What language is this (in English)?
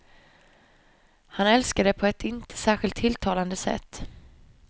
Swedish